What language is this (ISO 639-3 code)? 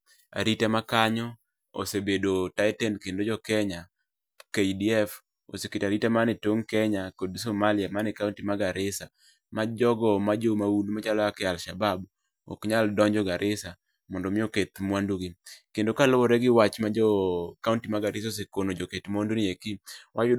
luo